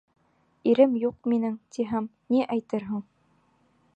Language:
Bashkir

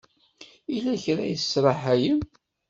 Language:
Kabyle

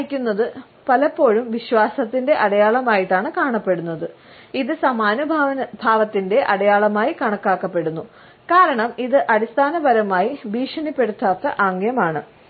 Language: Malayalam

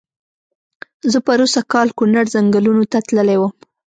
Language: Pashto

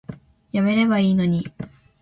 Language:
Japanese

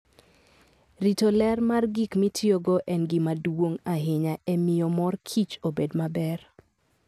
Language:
Luo (Kenya and Tanzania)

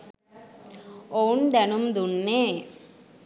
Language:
Sinhala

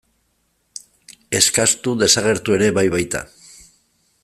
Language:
Basque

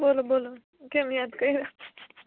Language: Gujarati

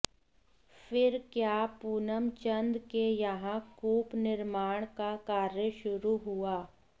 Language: Hindi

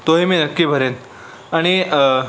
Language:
Marathi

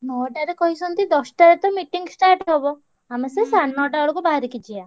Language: Odia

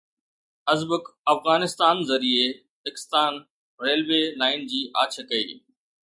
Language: Sindhi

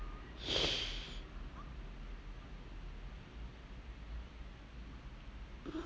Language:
English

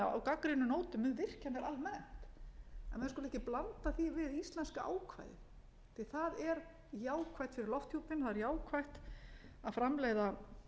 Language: Icelandic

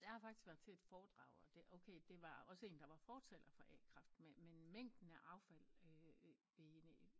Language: Danish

